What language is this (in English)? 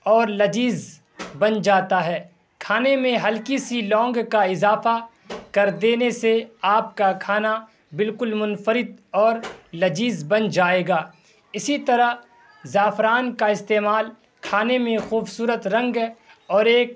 Urdu